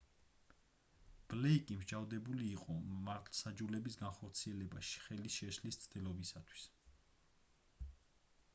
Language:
Georgian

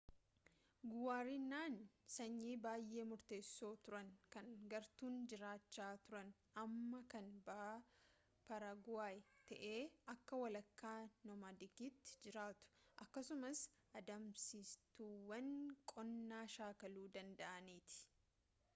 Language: Oromo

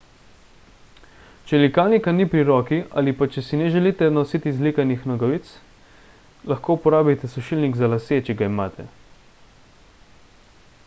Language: Slovenian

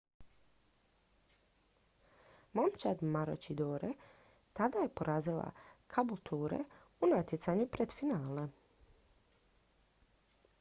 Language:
Croatian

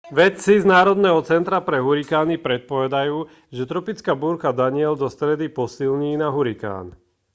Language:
Slovak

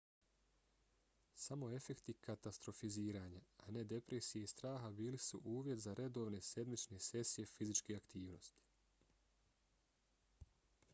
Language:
Bosnian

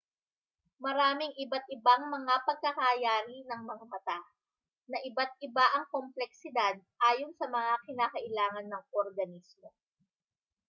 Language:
Filipino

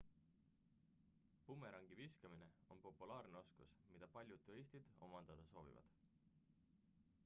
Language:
Estonian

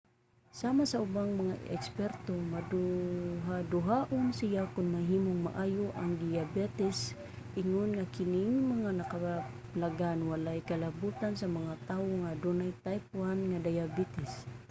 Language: Cebuano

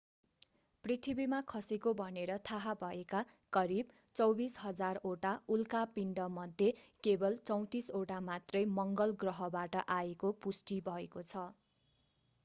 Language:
Nepali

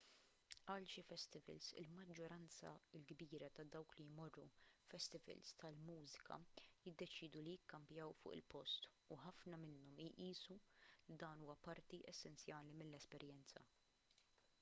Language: Maltese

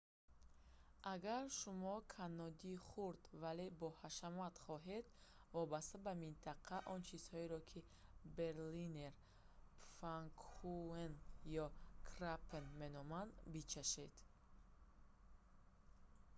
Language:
Tajik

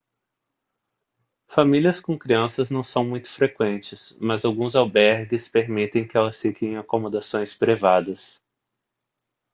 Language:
Portuguese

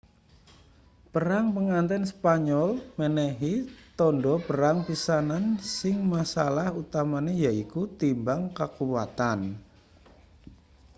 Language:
Javanese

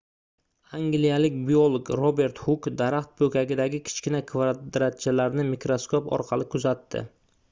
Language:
Uzbek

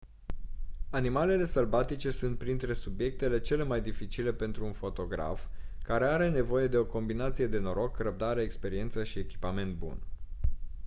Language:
Romanian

